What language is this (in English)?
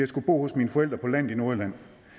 Danish